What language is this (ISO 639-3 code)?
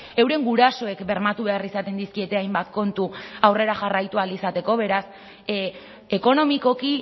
eus